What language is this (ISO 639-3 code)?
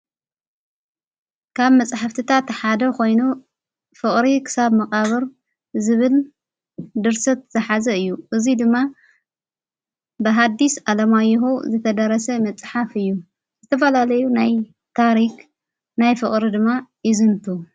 tir